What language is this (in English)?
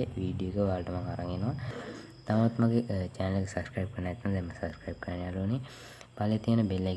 Sinhala